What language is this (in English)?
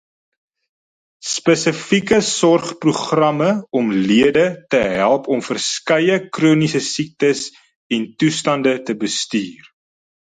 Afrikaans